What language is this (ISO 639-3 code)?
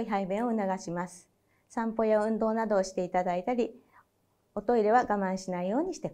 jpn